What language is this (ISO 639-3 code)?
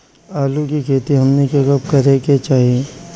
bho